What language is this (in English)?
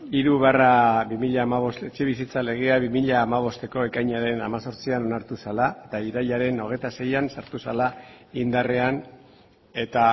Basque